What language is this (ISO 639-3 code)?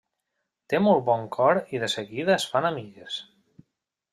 cat